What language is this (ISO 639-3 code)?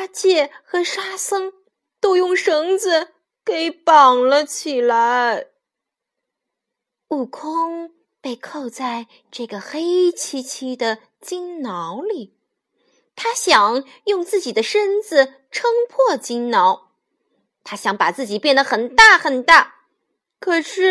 zho